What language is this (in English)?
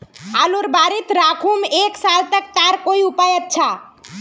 Magahi